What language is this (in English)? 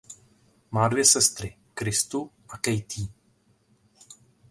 Czech